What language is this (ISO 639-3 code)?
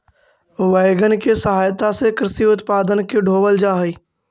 mag